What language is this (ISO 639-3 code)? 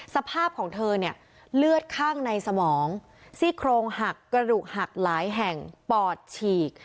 tha